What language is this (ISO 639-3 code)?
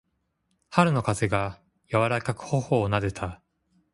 jpn